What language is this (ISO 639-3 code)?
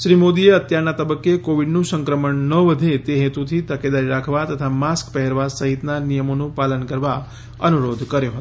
guj